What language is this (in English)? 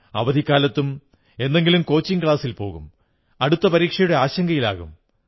Malayalam